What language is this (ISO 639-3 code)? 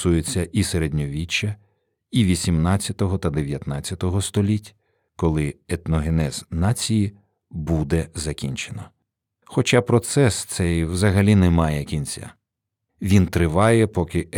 ukr